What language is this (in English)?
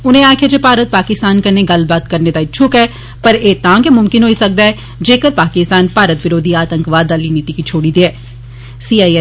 Dogri